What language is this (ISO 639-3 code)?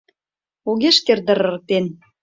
chm